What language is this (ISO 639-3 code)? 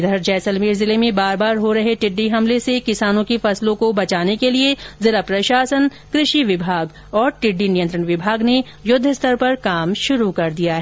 hin